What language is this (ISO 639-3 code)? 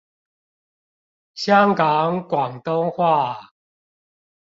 zho